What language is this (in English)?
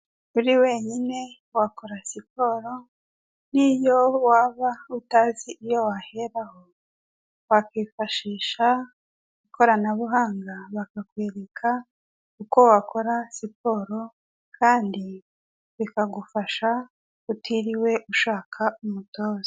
Kinyarwanda